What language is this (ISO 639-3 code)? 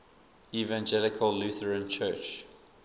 eng